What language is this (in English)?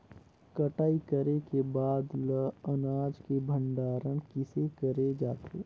Chhattisgarhi